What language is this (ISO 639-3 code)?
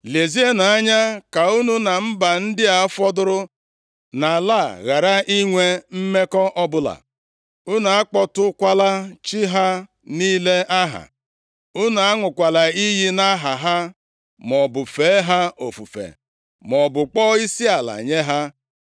ibo